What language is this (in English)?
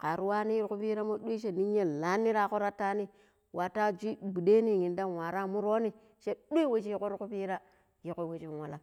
Pero